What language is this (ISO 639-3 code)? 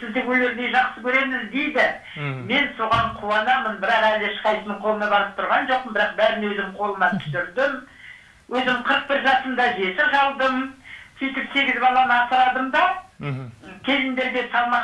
tur